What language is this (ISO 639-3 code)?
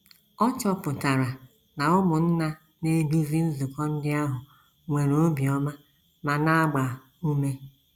ibo